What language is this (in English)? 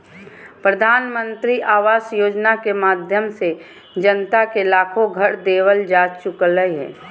Magahi